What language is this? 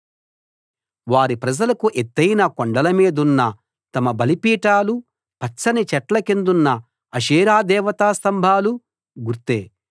Telugu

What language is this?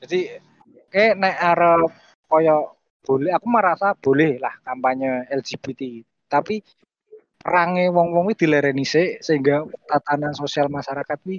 Indonesian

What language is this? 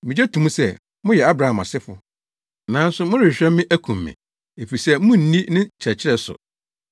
Akan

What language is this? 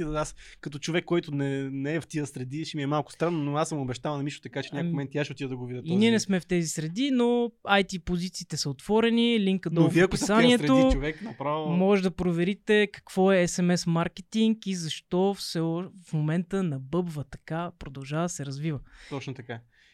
Bulgarian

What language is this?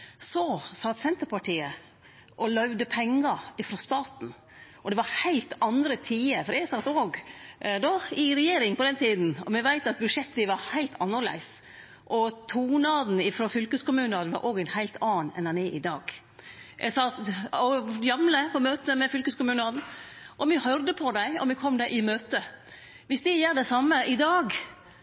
Norwegian Nynorsk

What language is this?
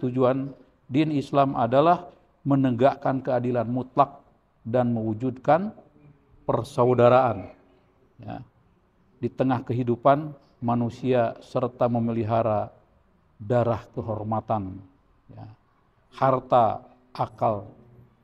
Indonesian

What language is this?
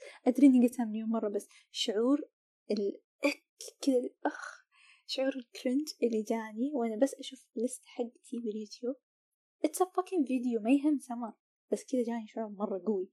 Arabic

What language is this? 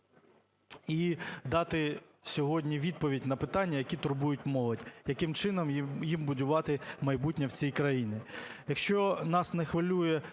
Ukrainian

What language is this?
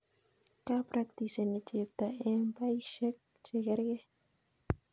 Kalenjin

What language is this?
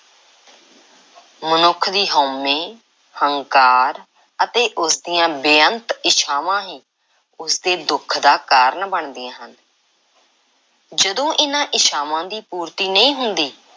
Punjabi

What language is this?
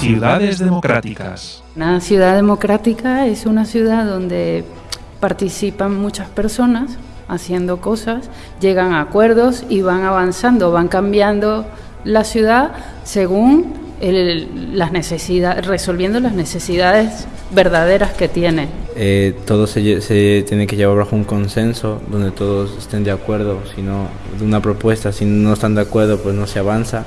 Spanish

